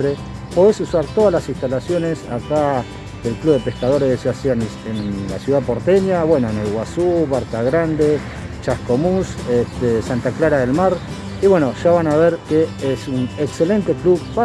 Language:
Spanish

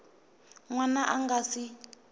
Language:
Tsonga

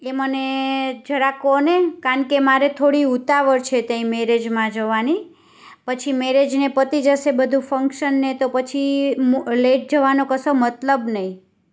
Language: Gujarati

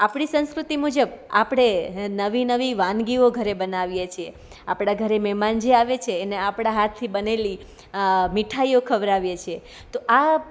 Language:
Gujarati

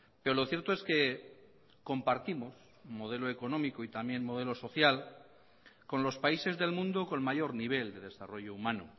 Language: Spanish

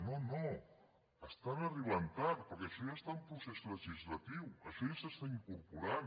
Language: Catalan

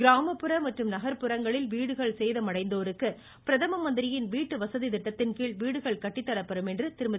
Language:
Tamil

